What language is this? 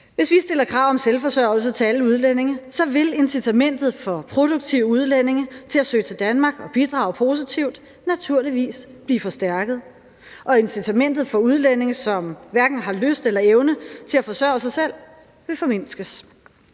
Danish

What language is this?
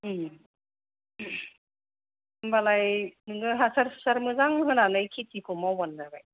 Bodo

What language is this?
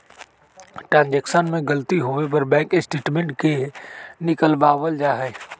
Magahi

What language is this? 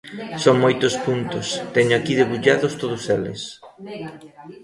Galician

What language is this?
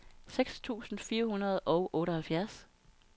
Danish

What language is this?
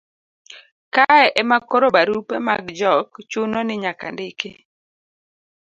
Luo (Kenya and Tanzania)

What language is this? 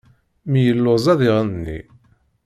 Kabyle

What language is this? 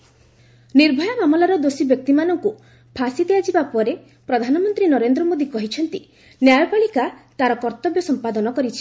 Odia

